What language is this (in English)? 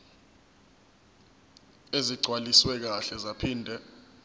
Zulu